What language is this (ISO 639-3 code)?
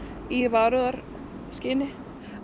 isl